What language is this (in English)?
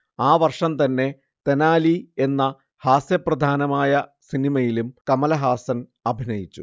Malayalam